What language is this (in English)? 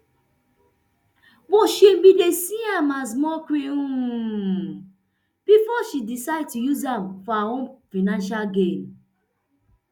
Nigerian Pidgin